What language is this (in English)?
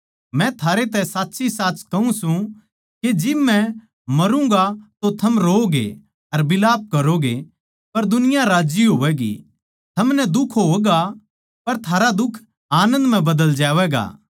Haryanvi